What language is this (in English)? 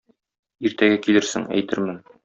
Tatar